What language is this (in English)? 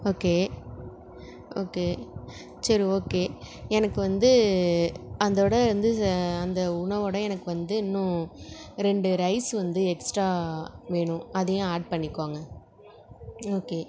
Tamil